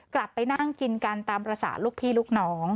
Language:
Thai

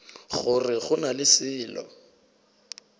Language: Northern Sotho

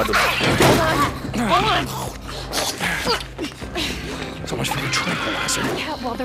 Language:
Indonesian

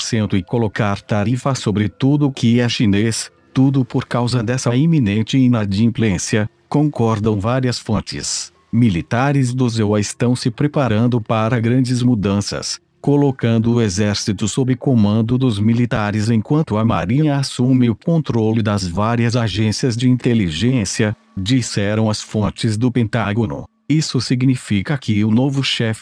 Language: Portuguese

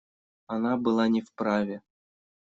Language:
Russian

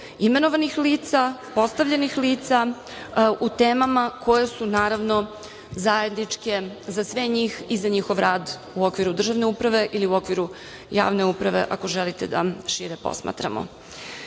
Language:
Serbian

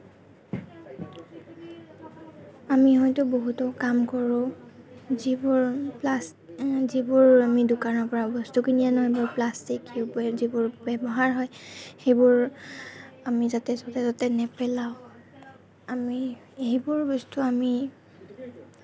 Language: Assamese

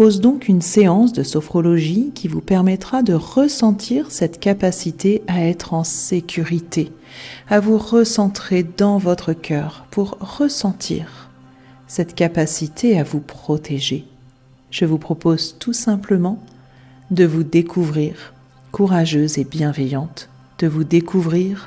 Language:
French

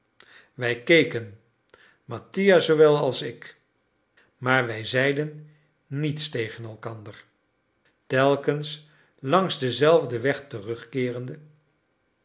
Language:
Dutch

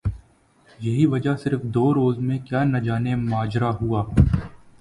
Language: Urdu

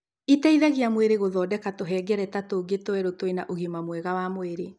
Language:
Kikuyu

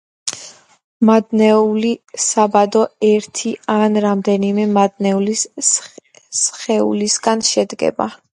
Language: Georgian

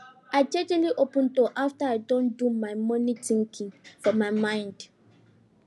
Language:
Nigerian Pidgin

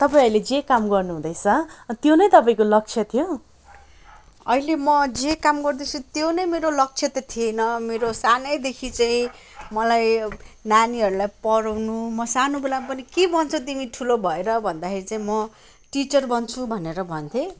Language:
Nepali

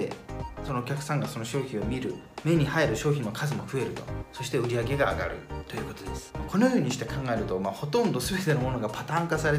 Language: Japanese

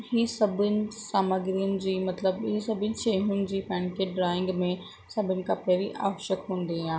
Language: Sindhi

